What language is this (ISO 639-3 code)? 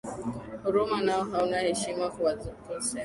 swa